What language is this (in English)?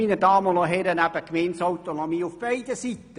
Swiss German